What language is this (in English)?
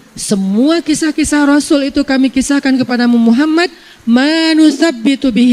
Indonesian